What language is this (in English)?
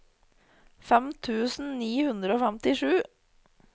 Norwegian